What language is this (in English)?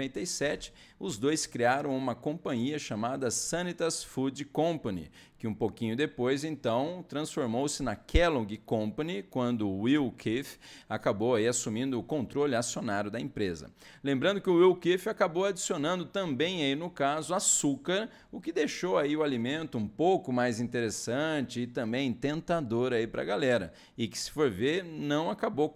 Portuguese